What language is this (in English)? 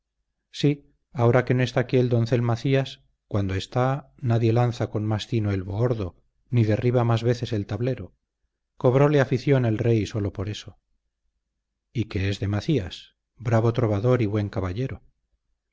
Spanish